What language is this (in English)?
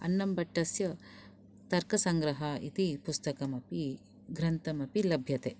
Sanskrit